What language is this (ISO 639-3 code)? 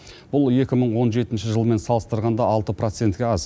kaz